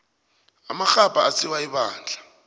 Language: South Ndebele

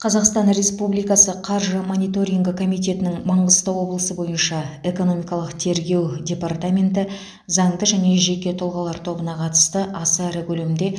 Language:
Kazakh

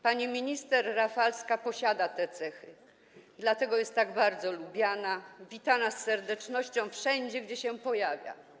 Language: Polish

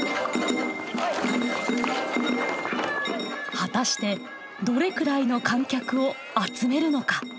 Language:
Japanese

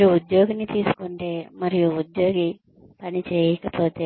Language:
Telugu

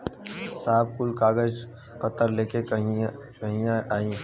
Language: Bhojpuri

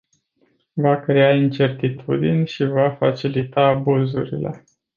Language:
Romanian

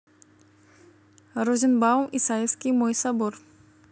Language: Russian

